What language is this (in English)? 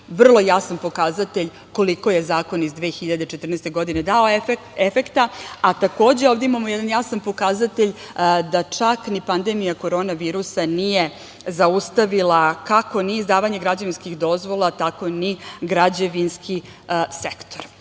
Serbian